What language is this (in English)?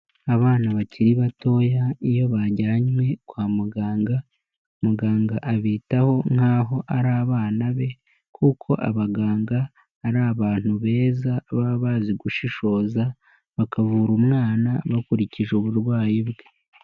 Kinyarwanda